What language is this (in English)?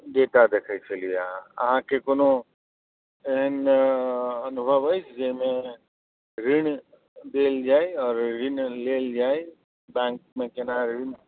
Maithili